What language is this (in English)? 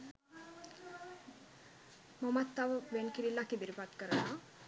Sinhala